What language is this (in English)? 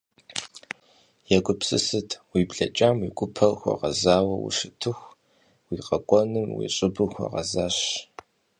Kabardian